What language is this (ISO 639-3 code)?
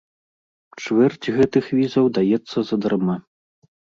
bel